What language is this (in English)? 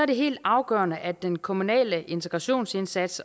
Danish